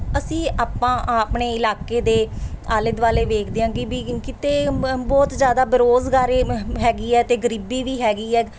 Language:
Punjabi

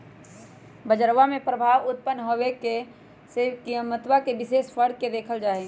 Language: Magahi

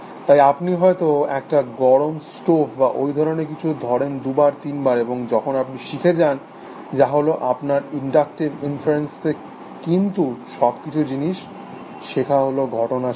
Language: Bangla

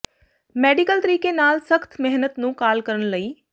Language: Punjabi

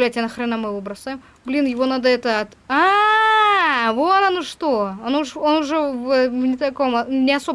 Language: Russian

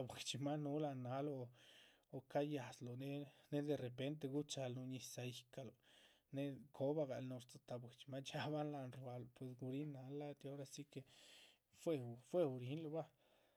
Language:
Chichicapan Zapotec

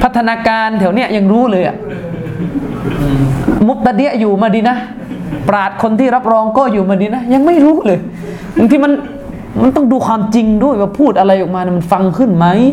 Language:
Thai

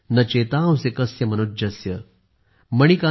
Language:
Marathi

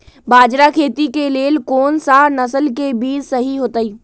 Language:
Magahi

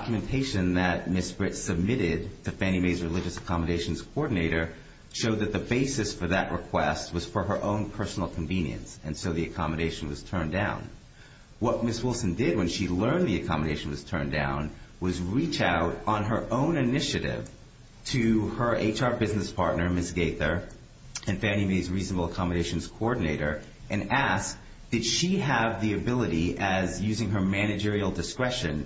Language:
English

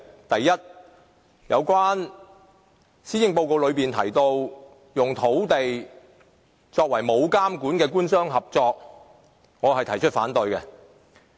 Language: Cantonese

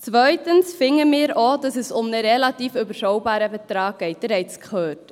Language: Swiss German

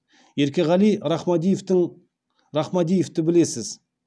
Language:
Kazakh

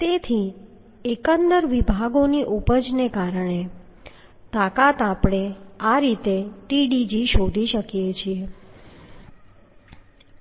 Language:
Gujarati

